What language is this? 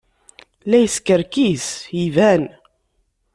Kabyle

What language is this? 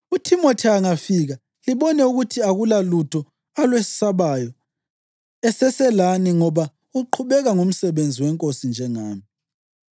North Ndebele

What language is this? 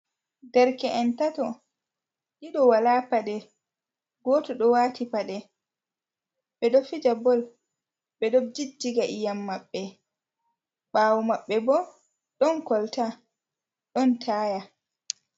Fula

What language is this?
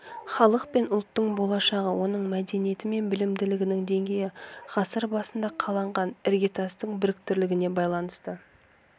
Kazakh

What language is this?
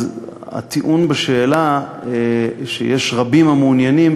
Hebrew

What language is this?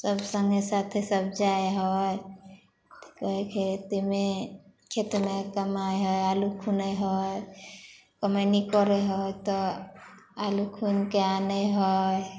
Maithili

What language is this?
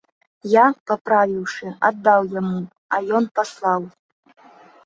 Belarusian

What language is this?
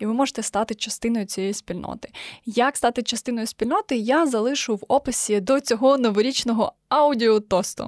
Ukrainian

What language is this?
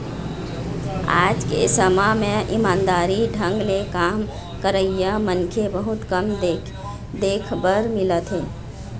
Chhattisgarhi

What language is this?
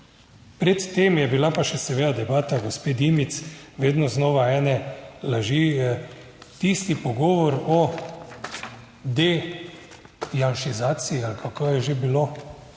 Slovenian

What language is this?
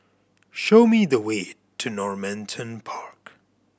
English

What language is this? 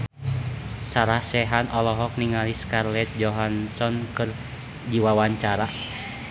Sundanese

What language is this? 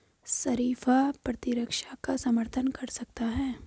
Hindi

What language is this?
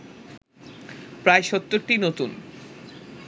Bangla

